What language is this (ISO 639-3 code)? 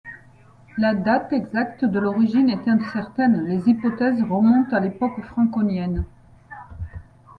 fra